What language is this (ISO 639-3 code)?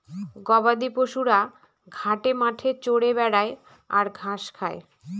ben